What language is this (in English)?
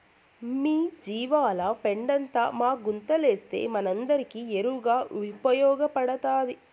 Telugu